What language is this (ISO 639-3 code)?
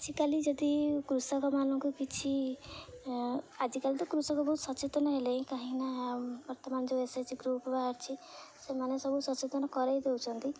ori